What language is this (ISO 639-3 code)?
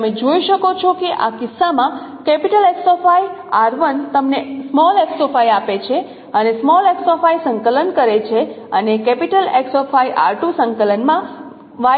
guj